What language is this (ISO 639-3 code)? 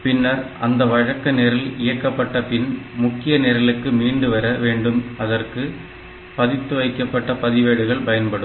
tam